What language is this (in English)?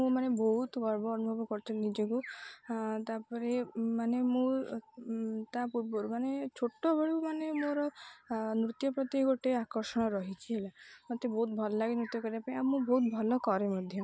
Odia